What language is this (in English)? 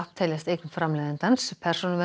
Icelandic